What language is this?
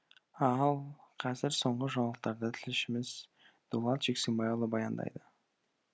Kazakh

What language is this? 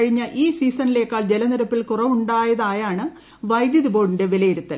Malayalam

